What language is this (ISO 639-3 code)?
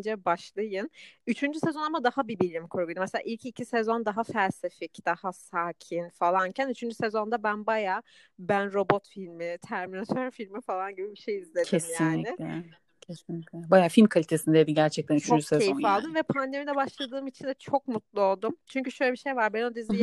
tur